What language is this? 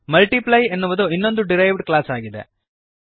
Kannada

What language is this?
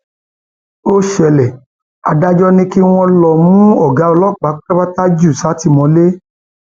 Yoruba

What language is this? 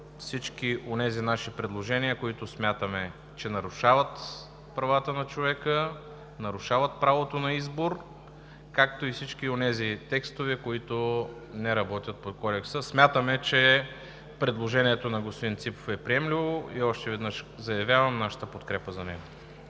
Bulgarian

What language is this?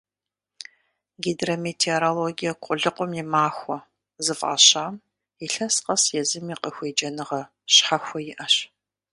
Kabardian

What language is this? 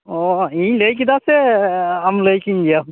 Santali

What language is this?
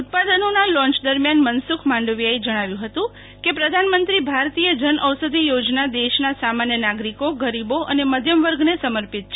Gujarati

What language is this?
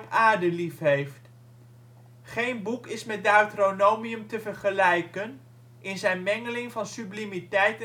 Dutch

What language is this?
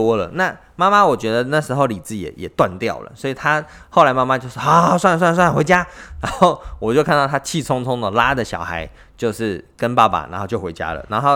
Chinese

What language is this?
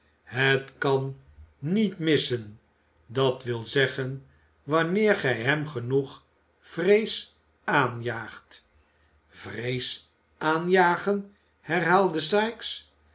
Dutch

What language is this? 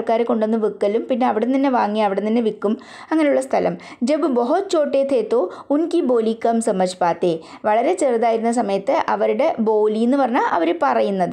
Malayalam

